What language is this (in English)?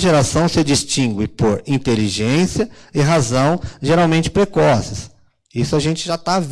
Portuguese